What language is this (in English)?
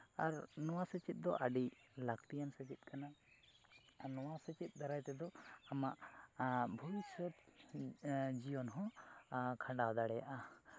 Santali